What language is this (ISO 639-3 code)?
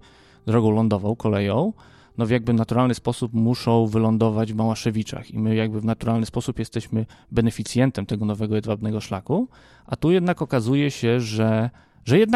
pol